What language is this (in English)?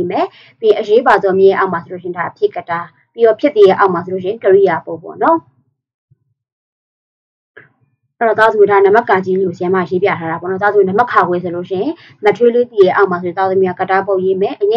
Indonesian